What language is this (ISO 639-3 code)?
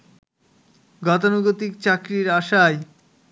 ben